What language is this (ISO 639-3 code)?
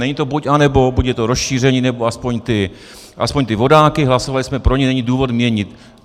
ces